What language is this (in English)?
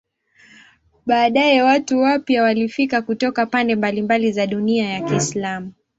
Swahili